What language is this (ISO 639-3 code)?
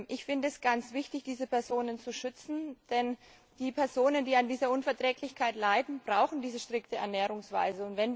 deu